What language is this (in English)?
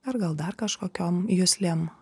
Lithuanian